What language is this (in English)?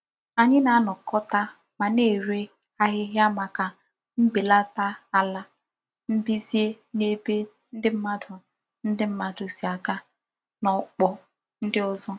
Igbo